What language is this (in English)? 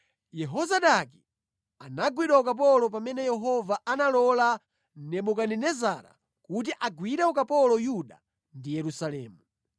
Nyanja